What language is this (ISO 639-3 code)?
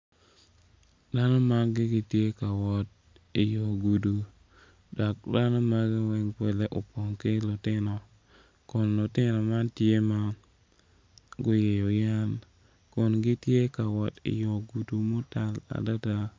ach